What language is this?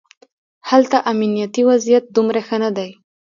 Pashto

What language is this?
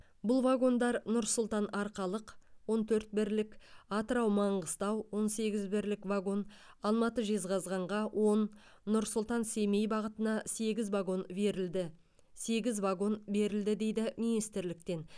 Kazakh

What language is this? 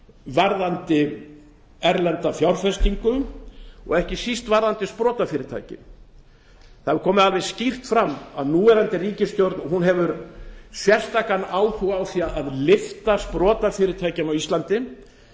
Icelandic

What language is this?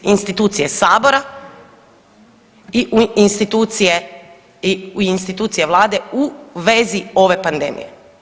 Croatian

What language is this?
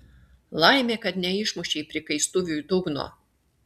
Lithuanian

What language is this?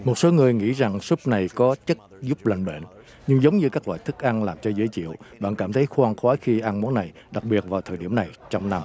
Vietnamese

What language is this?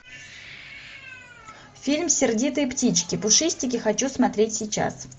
Russian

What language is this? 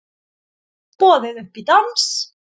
Icelandic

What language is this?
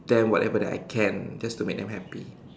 English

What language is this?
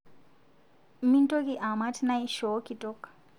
Masai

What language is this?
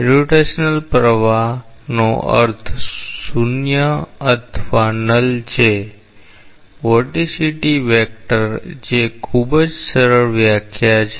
Gujarati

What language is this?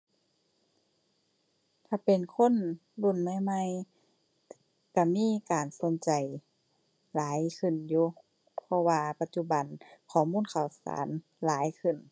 Thai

